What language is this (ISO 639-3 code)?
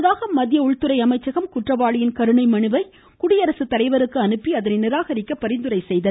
tam